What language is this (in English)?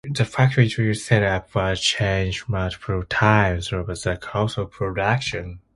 English